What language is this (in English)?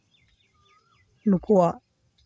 Santali